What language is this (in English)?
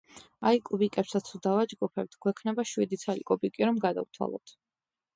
Georgian